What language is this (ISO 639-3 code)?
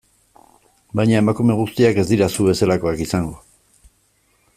eus